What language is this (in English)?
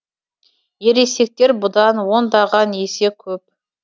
Kazakh